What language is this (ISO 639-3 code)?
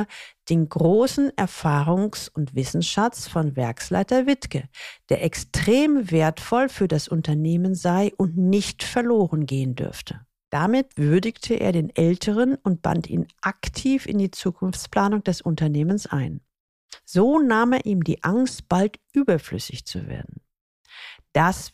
deu